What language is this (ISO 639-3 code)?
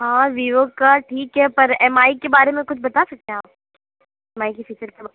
urd